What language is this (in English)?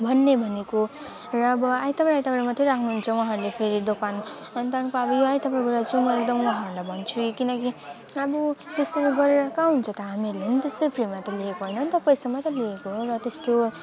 Nepali